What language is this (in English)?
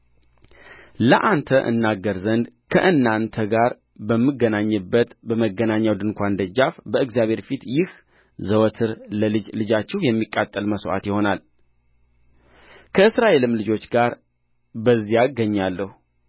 Amharic